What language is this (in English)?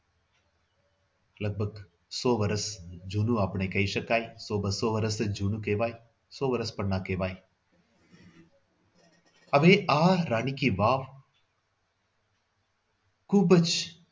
Gujarati